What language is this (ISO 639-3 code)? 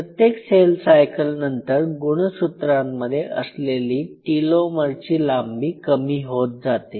mar